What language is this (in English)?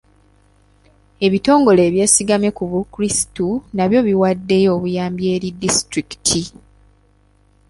Ganda